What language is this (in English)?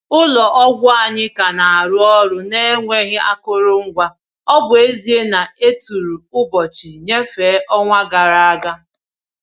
Igbo